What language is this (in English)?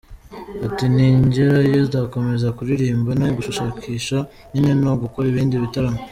Kinyarwanda